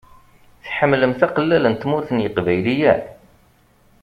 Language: Kabyle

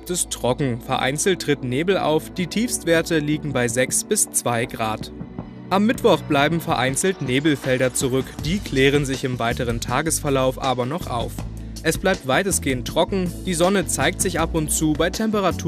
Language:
German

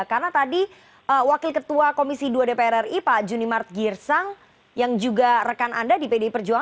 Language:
Indonesian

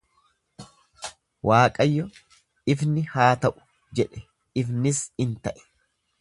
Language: Oromo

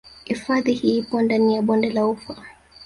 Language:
Swahili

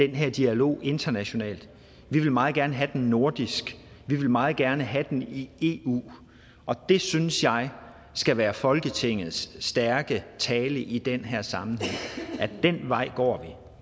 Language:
Danish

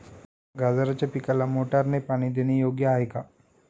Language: Marathi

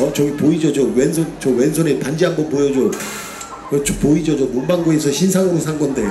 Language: Korean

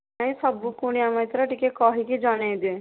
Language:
Odia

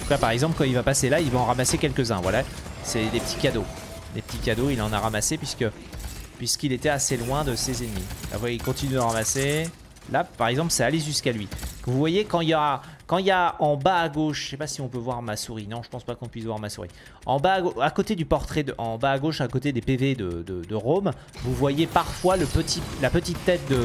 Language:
French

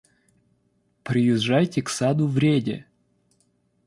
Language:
Russian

